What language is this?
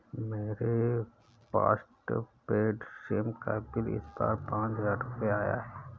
Hindi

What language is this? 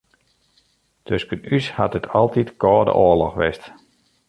Western Frisian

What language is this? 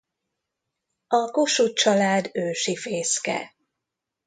Hungarian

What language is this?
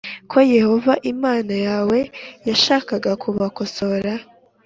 Kinyarwanda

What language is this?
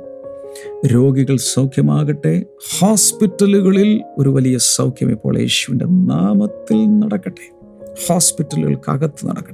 Malayalam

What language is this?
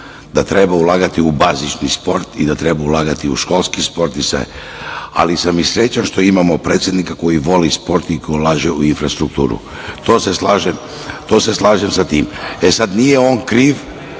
Serbian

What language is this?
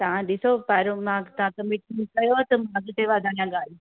Sindhi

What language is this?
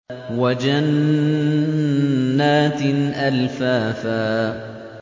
Arabic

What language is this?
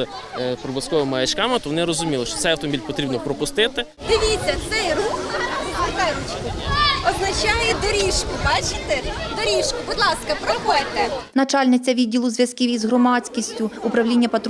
Ukrainian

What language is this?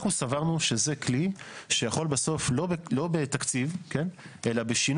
Hebrew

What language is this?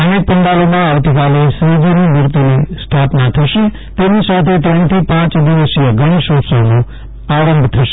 Gujarati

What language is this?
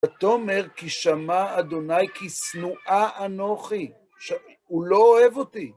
Hebrew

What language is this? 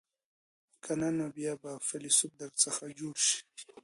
Pashto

